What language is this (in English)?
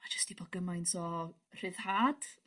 Welsh